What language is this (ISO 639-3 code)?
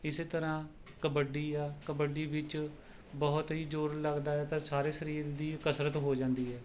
pan